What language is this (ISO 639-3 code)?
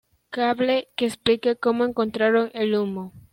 spa